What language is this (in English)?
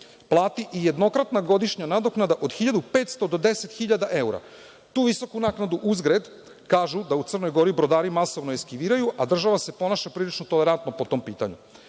Serbian